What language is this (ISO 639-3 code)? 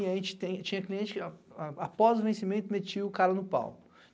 por